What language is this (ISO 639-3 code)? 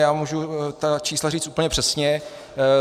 ces